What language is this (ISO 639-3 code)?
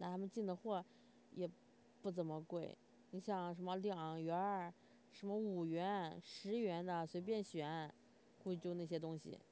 zho